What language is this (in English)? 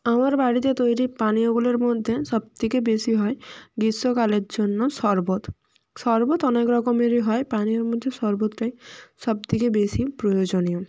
Bangla